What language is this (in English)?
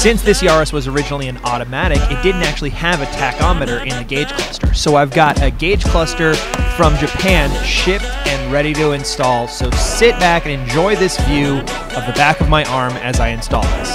English